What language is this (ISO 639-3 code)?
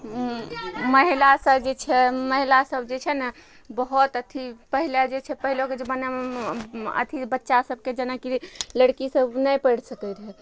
mai